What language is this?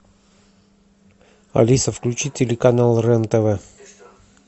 Russian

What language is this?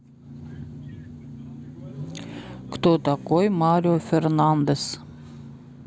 Russian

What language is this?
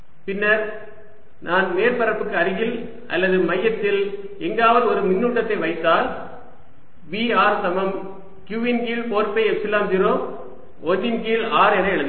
Tamil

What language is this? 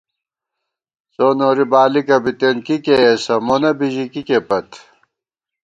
Gawar-Bati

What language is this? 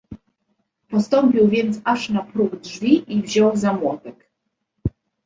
Polish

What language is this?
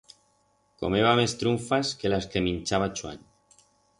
Aragonese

